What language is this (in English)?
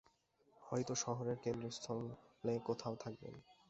Bangla